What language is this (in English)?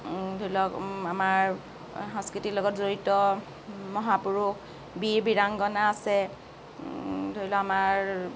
Assamese